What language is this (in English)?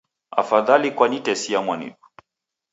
Taita